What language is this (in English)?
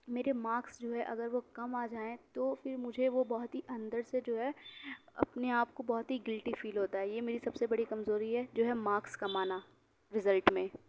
Urdu